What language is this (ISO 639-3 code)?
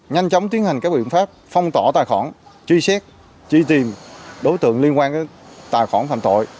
vie